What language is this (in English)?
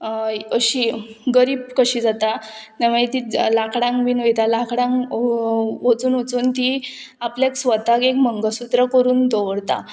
Konkani